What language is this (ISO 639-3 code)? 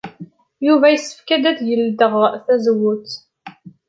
kab